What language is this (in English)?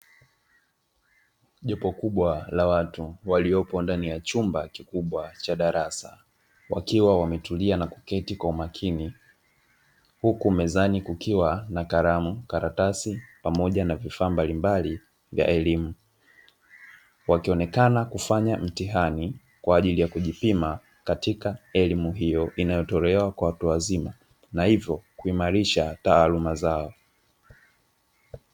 Swahili